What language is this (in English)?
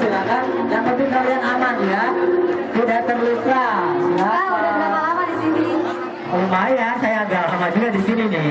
Indonesian